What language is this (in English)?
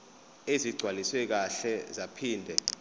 Zulu